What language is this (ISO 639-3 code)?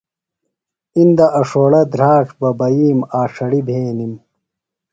phl